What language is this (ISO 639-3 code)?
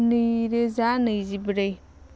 brx